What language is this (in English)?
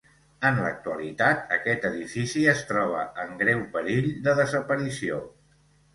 Catalan